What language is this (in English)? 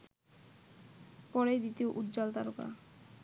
Bangla